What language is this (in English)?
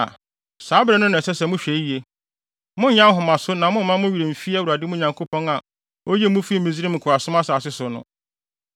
Akan